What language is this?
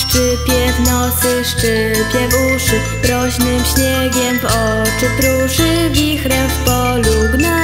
Polish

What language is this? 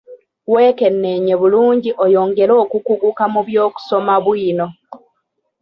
Ganda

